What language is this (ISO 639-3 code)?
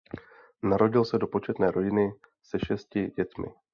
ces